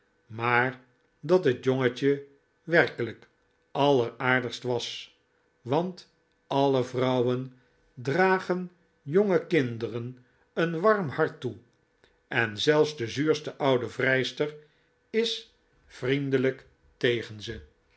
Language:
Dutch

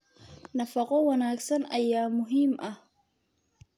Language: Somali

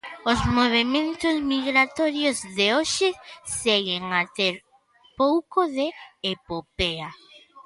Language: Galician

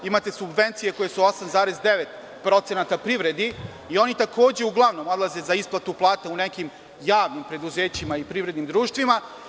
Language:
Serbian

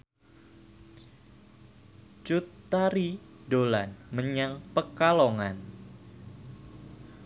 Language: Javanese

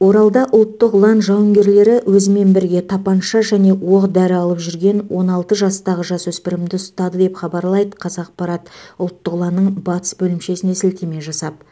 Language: Kazakh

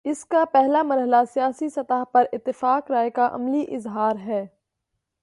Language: Urdu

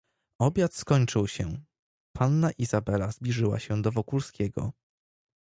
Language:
Polish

